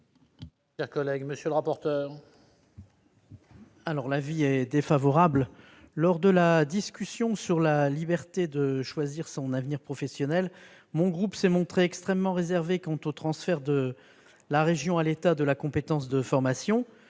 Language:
French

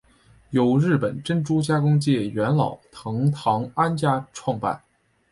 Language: Chinese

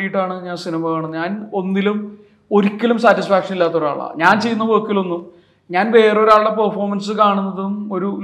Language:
Malayalam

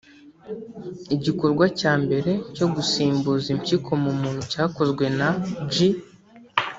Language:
Kinyarwanda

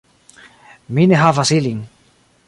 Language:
Esperanto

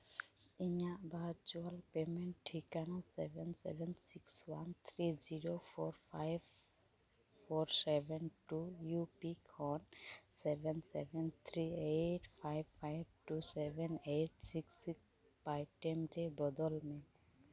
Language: Santali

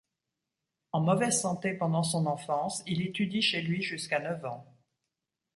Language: French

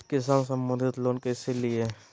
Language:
Magahi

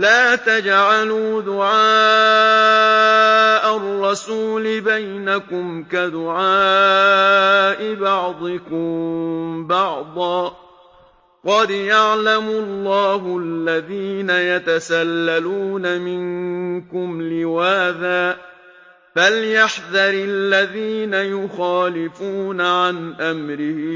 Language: Arabic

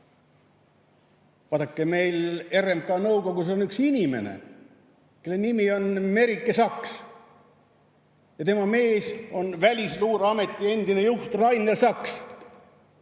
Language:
Estonian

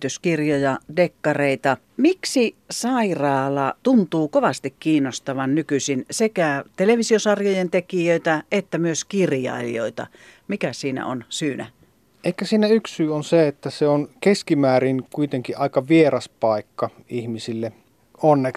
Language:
Finnish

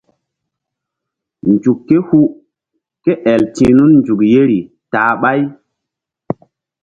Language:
Mbum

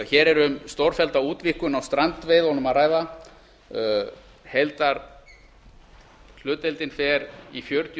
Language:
Icelandic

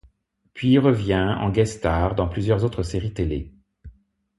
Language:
French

